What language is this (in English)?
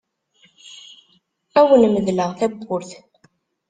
Kabyle